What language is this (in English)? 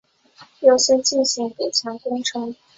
Chinese